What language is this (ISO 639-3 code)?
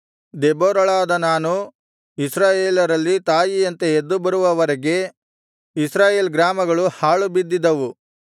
kan